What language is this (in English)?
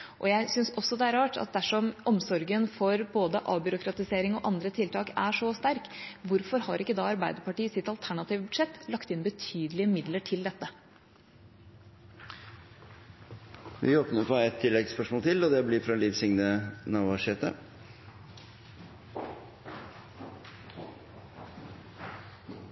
Norwegian